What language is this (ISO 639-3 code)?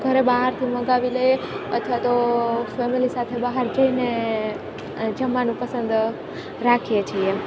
guj